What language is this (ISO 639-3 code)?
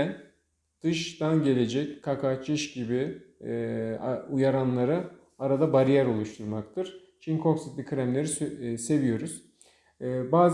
tur